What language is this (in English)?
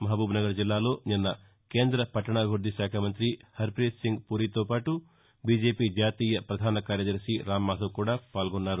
Telugu